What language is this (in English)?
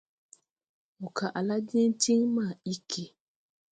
Tupuri